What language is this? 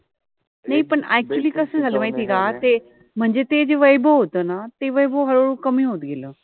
Marathi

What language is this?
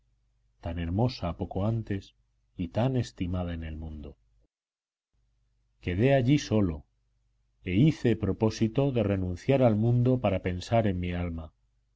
Spanish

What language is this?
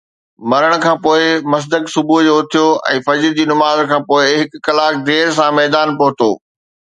Sindhi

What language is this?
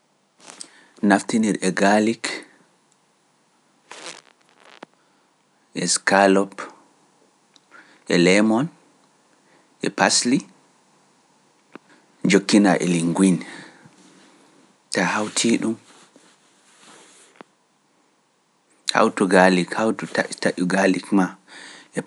Pular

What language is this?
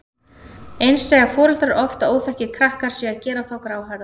Icelandic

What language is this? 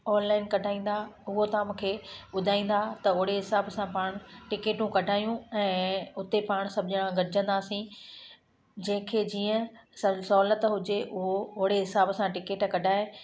Sindhi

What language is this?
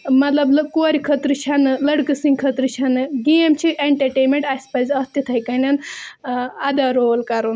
Kashmiri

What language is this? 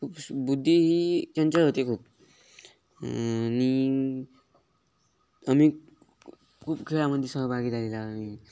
Marathi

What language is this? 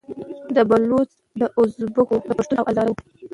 Pashto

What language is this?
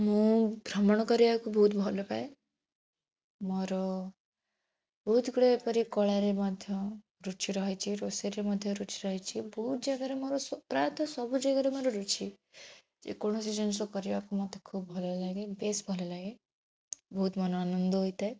Odia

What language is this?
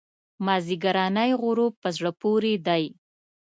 Pashto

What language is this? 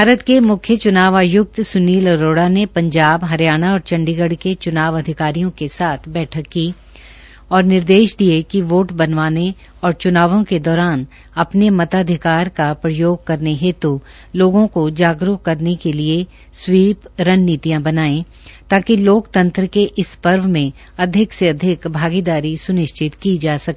Hindi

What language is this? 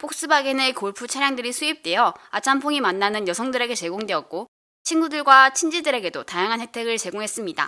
Korean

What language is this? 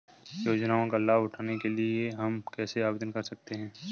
Hindi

